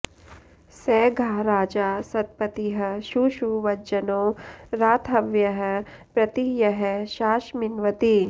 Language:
Sanskrit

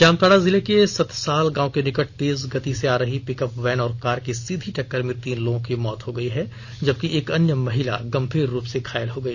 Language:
Hindi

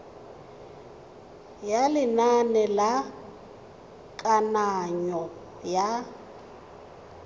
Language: Tswana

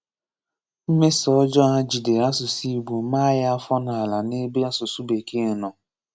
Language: Igbo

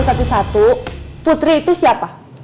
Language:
Indonesian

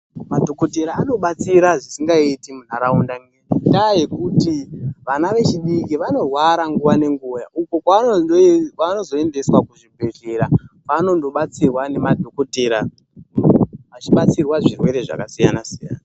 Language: Ndau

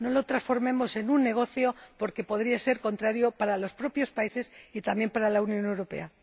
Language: Spanish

